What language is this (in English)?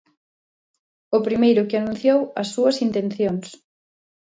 Galician